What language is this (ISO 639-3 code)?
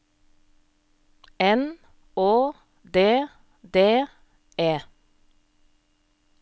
nor